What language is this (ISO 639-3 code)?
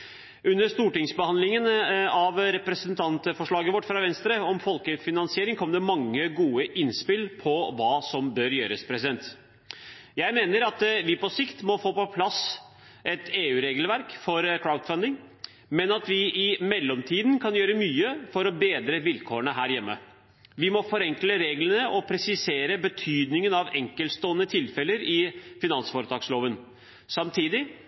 nob